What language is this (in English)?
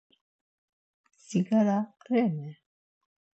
Laz